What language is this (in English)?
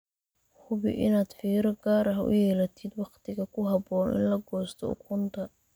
Somali